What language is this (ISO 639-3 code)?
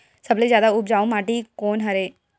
hne